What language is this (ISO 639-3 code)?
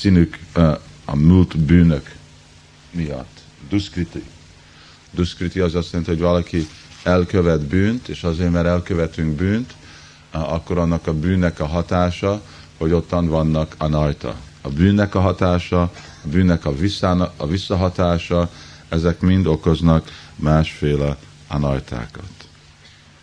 hun